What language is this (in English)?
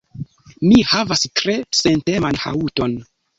Esperanto